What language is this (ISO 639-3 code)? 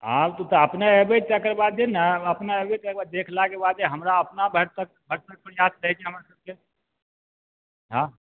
mai